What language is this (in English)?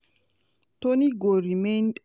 Nigerian Pidgin